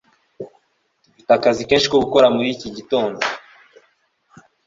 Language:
Kinyarwanda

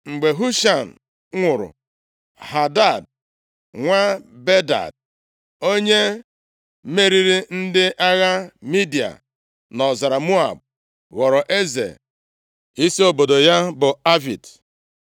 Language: Igbo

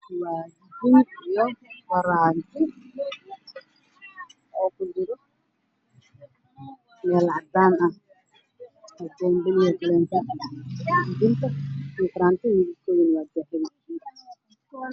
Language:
Somali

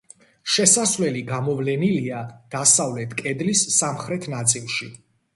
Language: Georgian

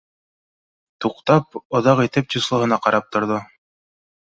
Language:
Bashkir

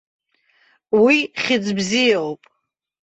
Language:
Abkhazian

